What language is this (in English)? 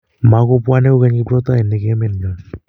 Kalenjin